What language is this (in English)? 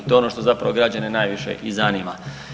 Croatian